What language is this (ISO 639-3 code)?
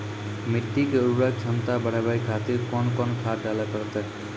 mai